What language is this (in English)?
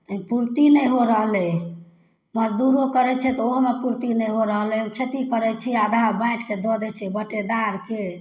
Maithili